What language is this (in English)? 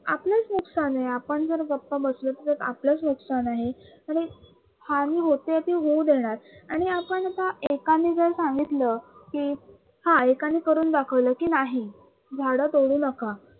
Marathi